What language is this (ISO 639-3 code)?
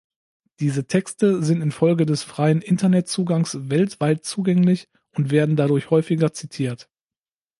deu